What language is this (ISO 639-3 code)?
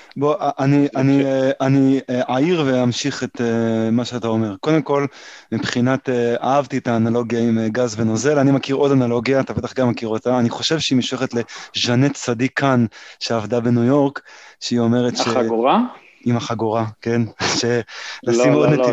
heb